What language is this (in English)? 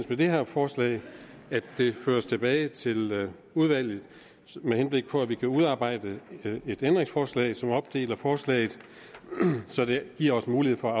Danish